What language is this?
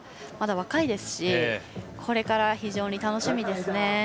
Japanese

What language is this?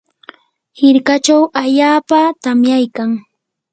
Yanahuanca Pasco Quechua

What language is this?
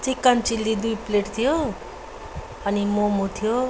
Nepali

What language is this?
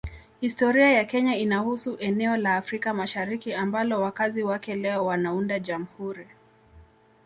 Swahili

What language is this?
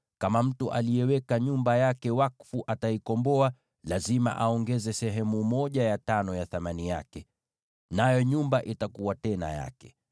Swahili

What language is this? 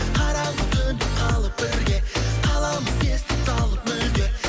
Kazakh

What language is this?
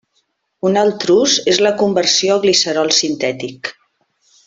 Catalan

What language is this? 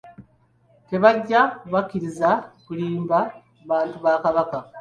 Ganda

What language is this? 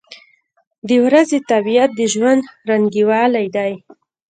Pashto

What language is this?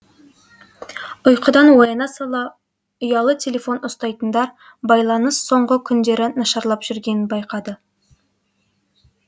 Kazakh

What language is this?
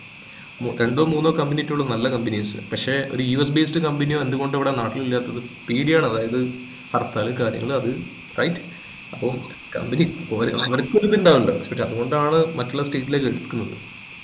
Malayalam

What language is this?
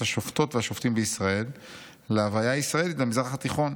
Hebrew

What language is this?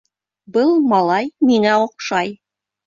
Bashkir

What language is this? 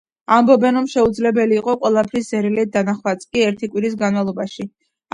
Georgian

